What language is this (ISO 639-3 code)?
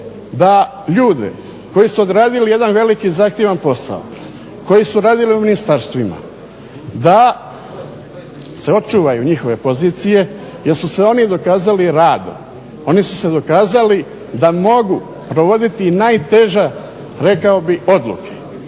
hrv